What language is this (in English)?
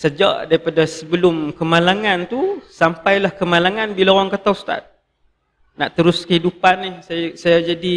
Malay